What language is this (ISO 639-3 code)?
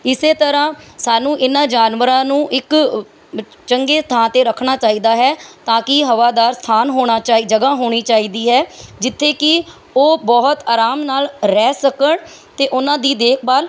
pan